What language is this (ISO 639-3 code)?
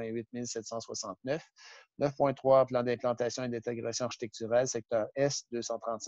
fra